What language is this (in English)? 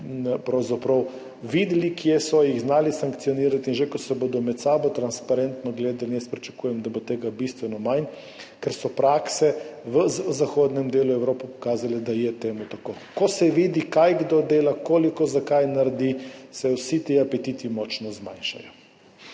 Slovenian